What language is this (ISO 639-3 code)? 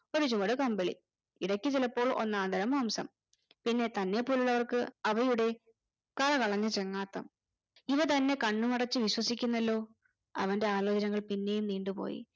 mal